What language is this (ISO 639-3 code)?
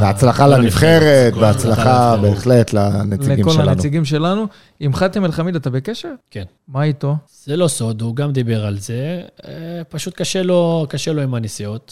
heb